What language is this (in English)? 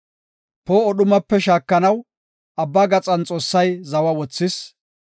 Gofa